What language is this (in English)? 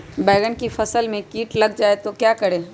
Magahi